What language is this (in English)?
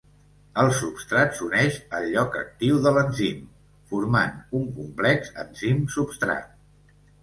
Catalan